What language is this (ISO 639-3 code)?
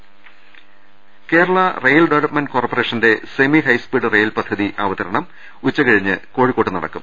mal